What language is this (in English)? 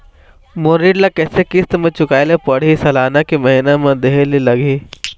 Chhattisgarhi